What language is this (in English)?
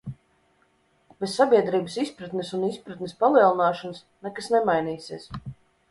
Latvian